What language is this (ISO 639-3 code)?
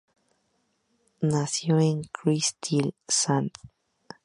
spa